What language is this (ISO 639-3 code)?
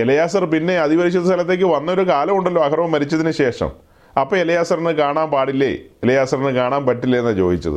mal